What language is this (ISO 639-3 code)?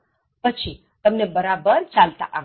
guj